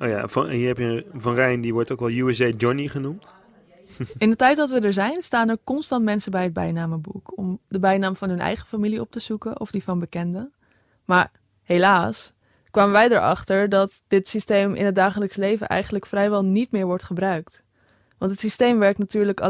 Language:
Dutch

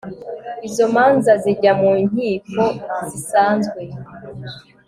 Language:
Kinyarwanda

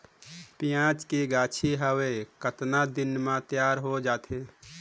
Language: Chhattisgarhi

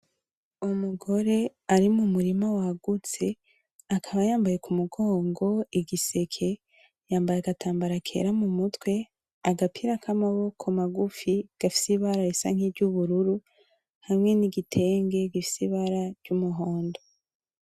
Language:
Rundi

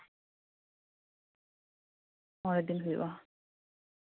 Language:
Santali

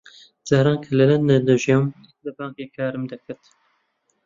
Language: Central Kurdish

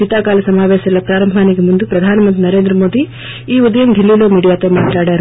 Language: Telugu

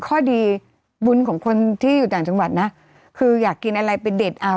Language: Thai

